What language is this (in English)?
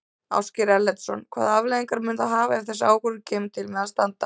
Icelandic